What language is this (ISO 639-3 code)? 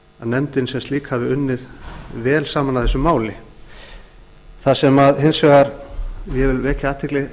isl